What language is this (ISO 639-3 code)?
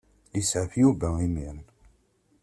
kab